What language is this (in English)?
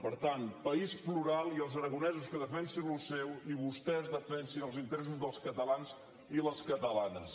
Catalan